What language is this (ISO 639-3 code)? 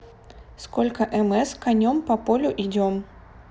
rus